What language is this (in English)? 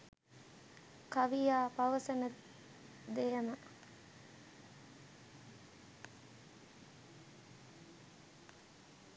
Sinhala